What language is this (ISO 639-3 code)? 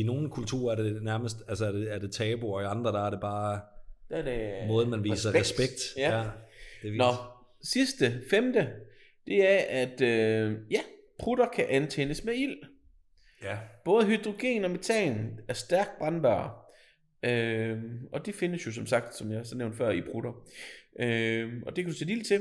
dan